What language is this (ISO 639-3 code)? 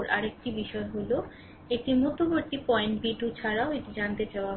ben